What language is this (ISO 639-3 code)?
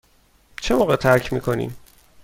fas